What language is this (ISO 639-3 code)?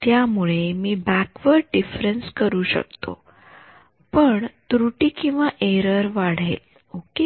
mar